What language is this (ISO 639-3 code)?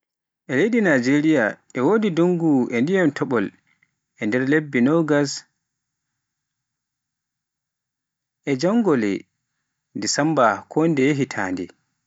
fuf